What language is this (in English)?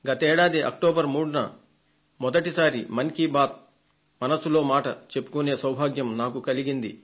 Telugu